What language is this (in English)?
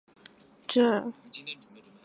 Chinese